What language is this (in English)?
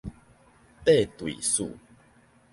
Min Nan Chinese